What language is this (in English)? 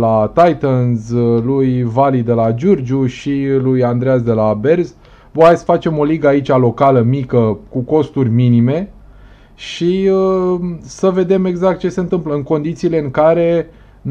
Romanian